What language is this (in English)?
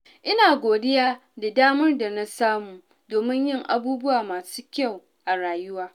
Hausa